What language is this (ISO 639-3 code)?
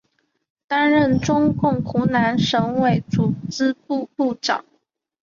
zho